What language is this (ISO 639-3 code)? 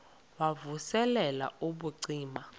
xho